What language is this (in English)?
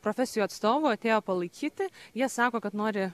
Lithuanian